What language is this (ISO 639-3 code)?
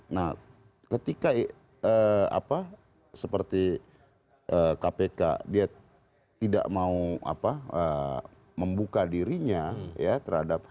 ind